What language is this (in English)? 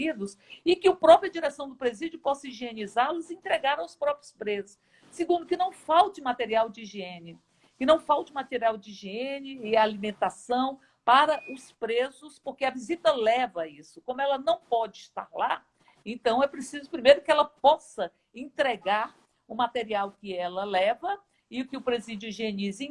Portuguese